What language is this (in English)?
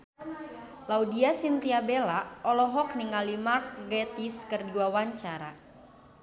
Sundanese